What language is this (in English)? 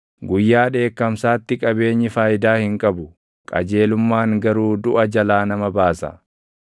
Oromo